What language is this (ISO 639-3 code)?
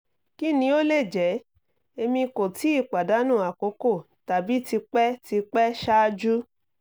yor